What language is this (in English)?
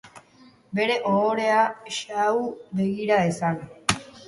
Basque